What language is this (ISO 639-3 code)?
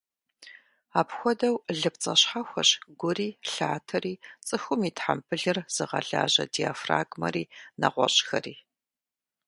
kbd